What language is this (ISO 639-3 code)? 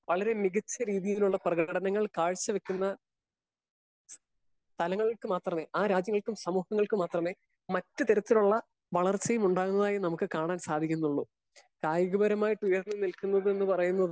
mal